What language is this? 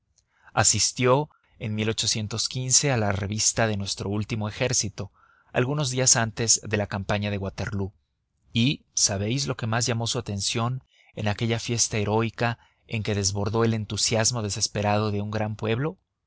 Spanish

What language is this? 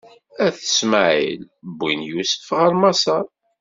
Kabyle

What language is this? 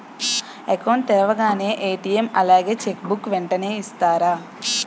Telugu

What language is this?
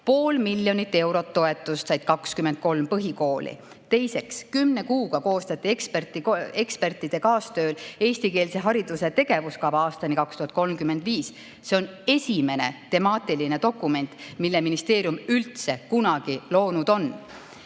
Estonian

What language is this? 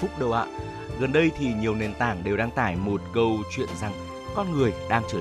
Vietnamese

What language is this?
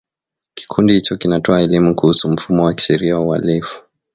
Swahili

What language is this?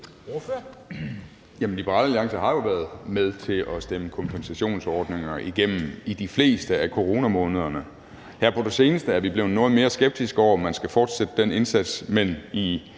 Danish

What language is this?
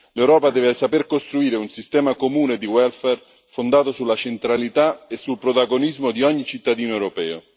Italian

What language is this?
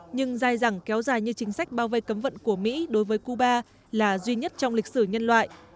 Vietnamese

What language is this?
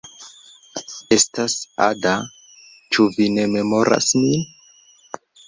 Esperanto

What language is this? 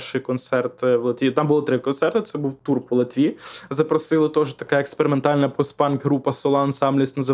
Ukrainian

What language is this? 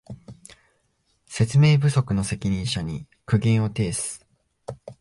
Japanese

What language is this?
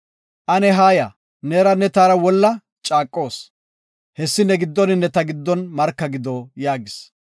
Gofa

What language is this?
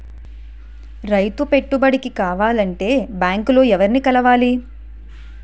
Telugu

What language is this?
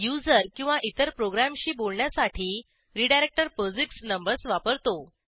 Marathi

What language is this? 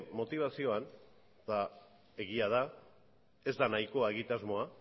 Basque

